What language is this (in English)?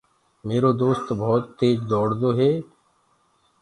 Gurgula